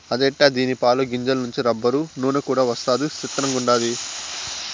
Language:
Telugu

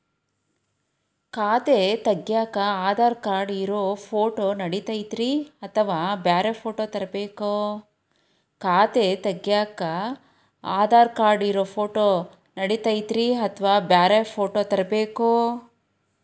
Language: Kannada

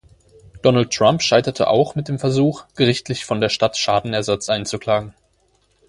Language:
German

